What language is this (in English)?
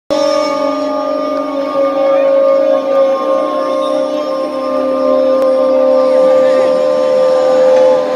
Arabic